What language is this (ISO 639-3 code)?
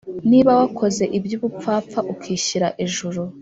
kin